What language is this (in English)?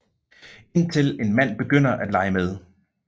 Danish